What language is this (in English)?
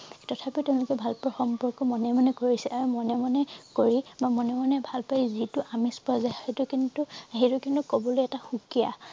Assamese